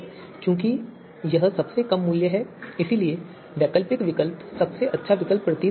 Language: Hindi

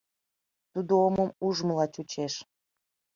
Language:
Mari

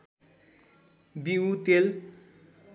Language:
Nepali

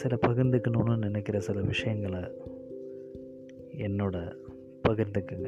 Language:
Tamil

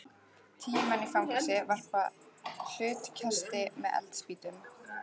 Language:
Icelandic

